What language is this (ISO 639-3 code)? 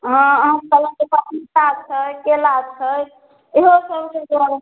mai